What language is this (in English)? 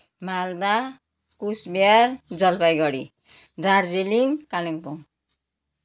Nepali